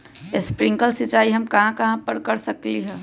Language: Magahi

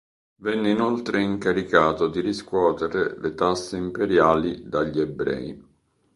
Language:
Italian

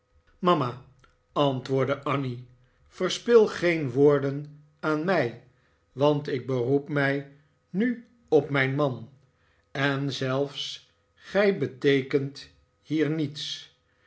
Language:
Dutch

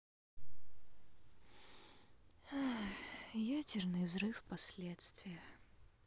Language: Russian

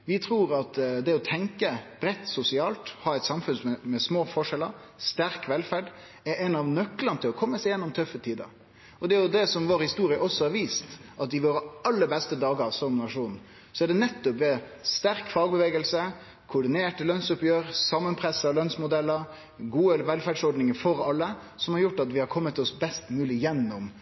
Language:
Norwegian Nynorsk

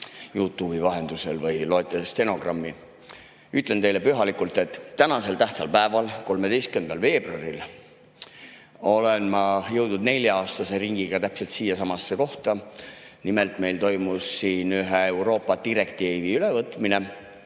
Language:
Estonian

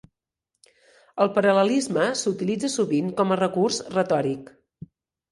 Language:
Catalan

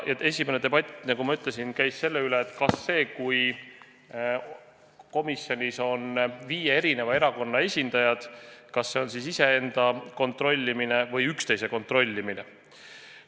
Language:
Estonian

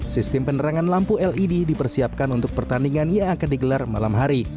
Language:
Indonesian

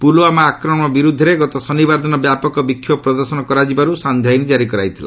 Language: Odia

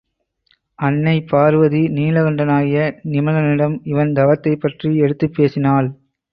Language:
Tamil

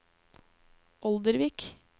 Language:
Norwegian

